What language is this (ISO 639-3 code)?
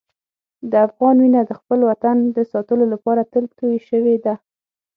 pus